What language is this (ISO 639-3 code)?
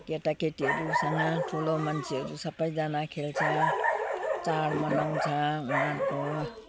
nep